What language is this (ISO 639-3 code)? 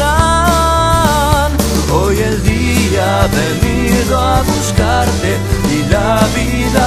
ron